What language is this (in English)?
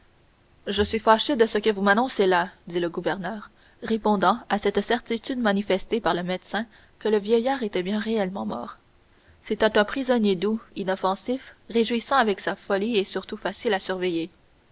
French